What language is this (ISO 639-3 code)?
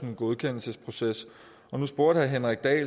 dan